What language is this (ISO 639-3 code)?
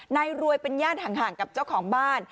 tha